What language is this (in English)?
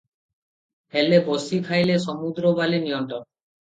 Odia